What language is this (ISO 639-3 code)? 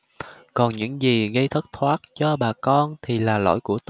vie